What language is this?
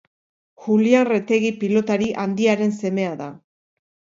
Basque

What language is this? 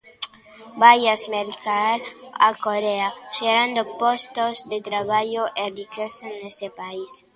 Galician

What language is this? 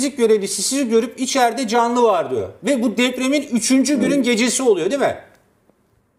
Turkish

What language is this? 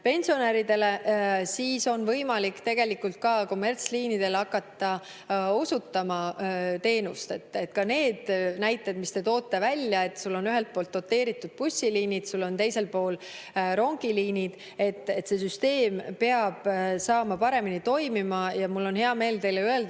Estonian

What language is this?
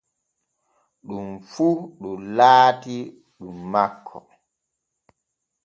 Borgu Fulfulde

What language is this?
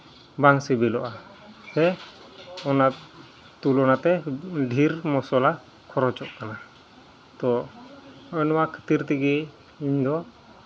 Santali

